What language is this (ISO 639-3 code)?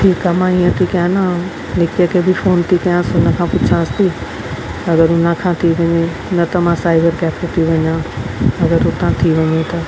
snd